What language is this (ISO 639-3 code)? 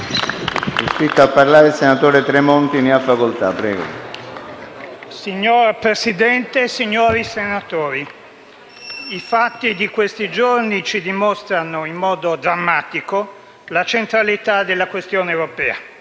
ita